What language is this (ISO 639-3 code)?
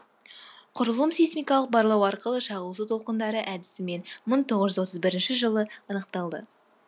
kaz